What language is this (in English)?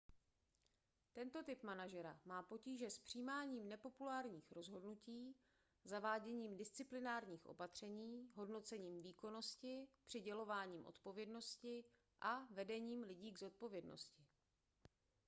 Czech